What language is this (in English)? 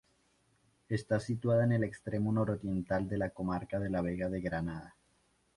Spanish